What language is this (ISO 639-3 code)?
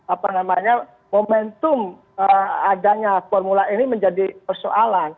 ind